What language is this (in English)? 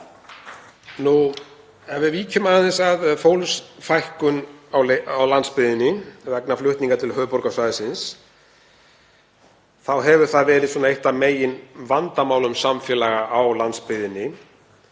Icelandic